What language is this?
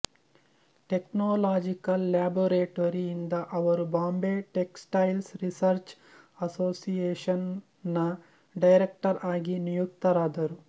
Kannada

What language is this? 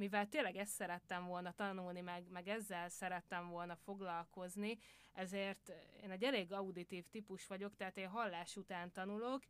Hungarian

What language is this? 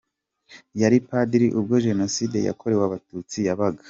Kinyarwanda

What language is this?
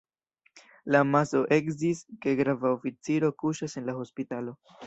Esperanto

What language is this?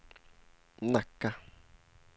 Swedish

